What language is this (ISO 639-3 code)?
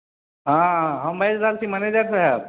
mai